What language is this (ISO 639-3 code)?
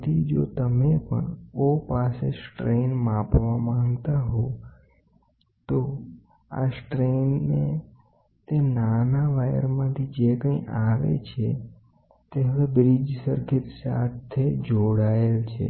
guj